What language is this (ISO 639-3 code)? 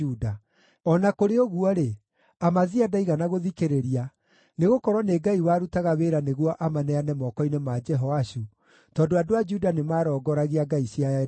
kik